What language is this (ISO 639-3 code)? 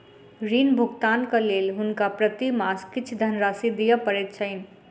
mai